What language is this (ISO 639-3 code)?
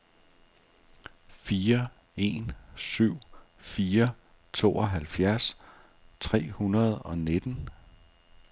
dan